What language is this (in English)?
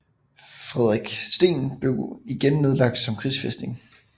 Danish